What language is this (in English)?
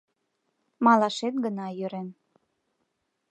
Mari